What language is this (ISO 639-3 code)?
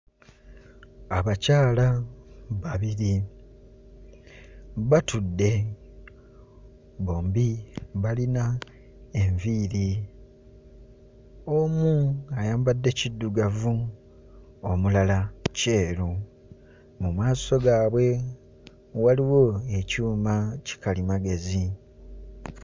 lug